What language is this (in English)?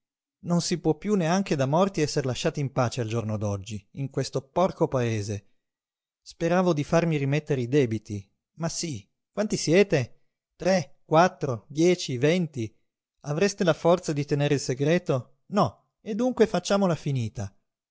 Italian